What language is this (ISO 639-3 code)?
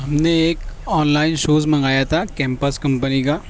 urd